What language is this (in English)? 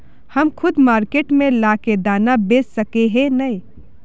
Magahi